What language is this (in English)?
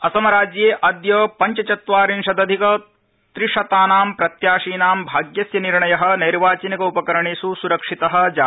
Sanskrit